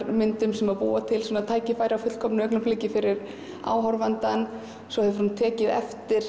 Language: Icelandic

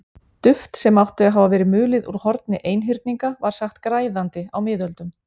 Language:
Icelandic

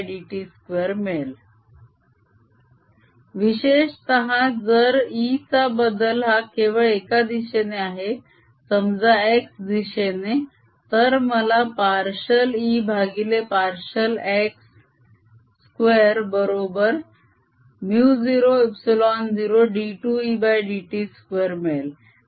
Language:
Marathi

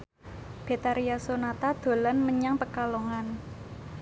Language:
Javanese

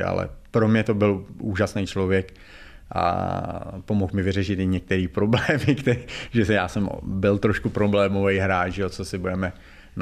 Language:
Czech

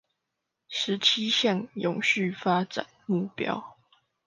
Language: Chinese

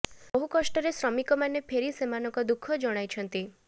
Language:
Odia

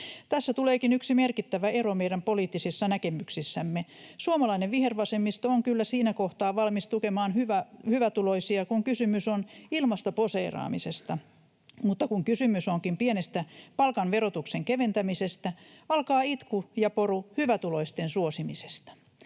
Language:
Finnish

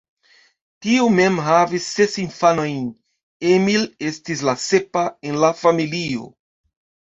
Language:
Esperanto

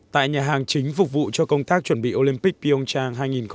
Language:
Vietnamese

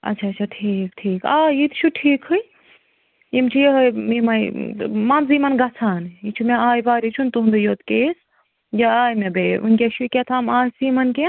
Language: Kashmiri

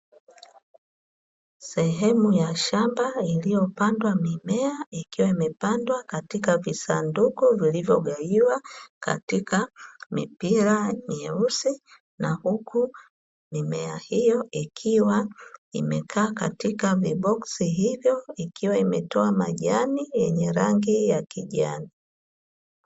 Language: Swahili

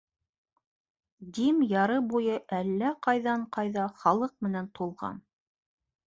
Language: Bashkir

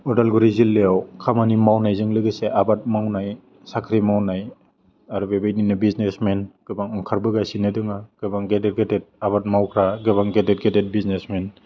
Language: Bodo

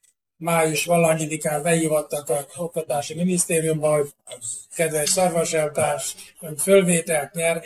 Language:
Hungarian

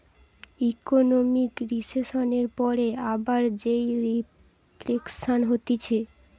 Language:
Bangla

